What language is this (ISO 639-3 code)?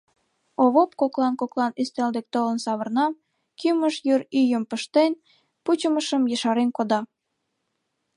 chm